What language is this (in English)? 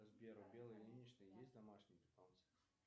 Russian